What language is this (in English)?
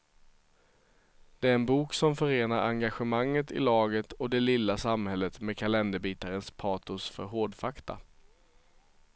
Swedish